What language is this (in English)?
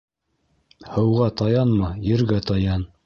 Bashkir